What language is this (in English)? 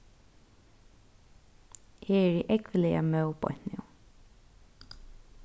Faroese